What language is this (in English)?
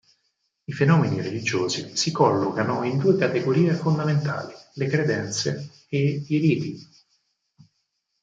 Italian